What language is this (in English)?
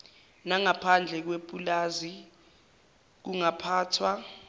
Zulu